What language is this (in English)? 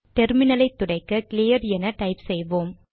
Tamil